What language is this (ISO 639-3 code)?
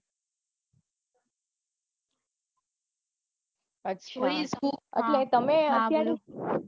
guj